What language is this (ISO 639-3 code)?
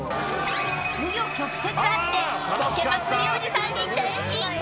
jpn